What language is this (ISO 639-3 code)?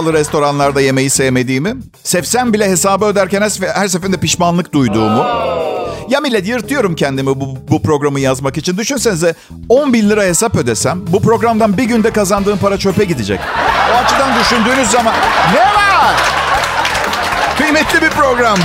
tur